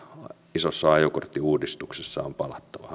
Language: Finnish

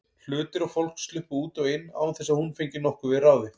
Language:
Icelandic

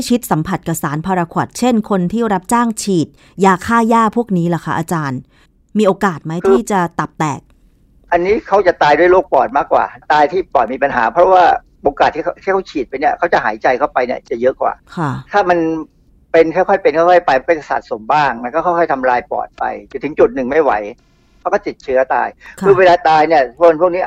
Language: Thai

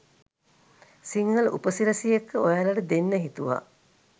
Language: Sinhala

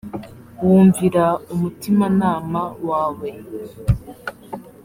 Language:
Kinyarwanda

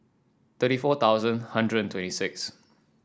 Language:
English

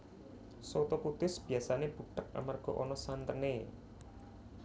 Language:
Javanese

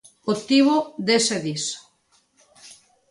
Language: Galician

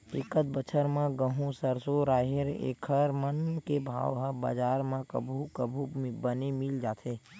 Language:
Chhattisgarhi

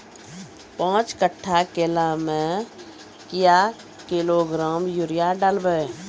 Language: Maithili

